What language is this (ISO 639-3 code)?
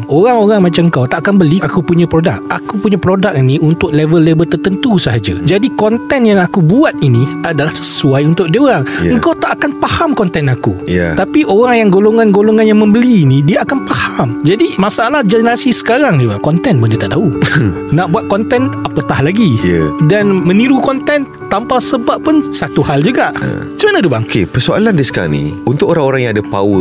msa